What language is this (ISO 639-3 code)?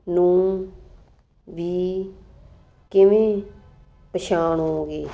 pan